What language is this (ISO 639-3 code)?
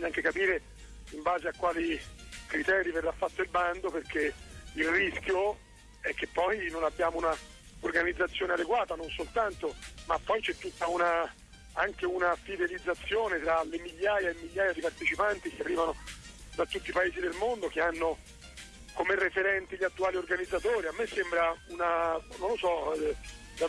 ita